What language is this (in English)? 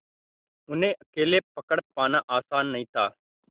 Hindi